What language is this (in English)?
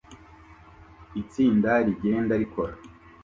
Kinyarwanda